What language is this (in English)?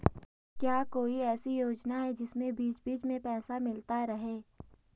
Hindi